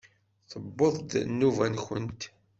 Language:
Kabyle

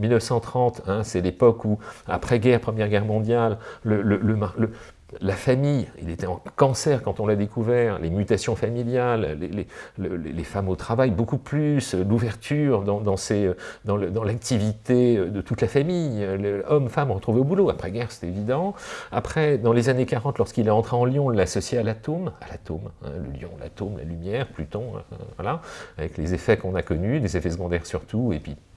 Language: French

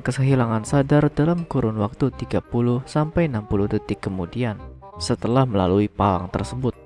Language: Indonesian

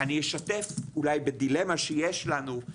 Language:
Hebrew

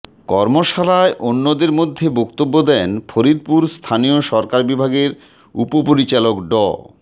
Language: Bangla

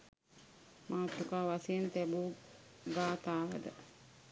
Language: Sinhala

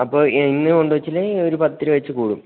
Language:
Malayalam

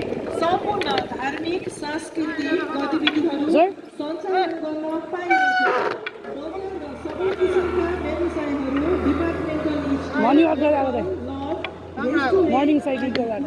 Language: Nepali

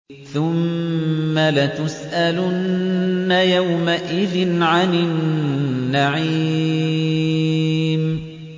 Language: Arabic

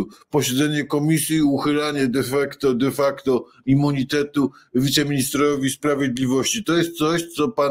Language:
Polish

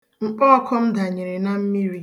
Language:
Igbo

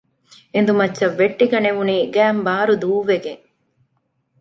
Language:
Divehi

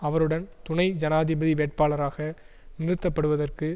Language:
Tamil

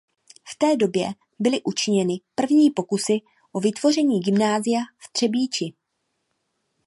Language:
Czech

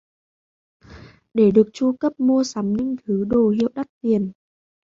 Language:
Vietnamese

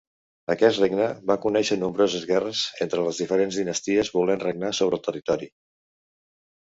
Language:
Catalan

